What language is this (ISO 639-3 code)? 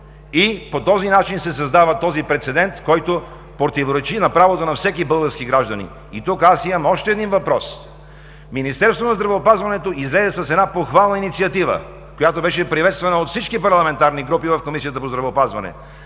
bul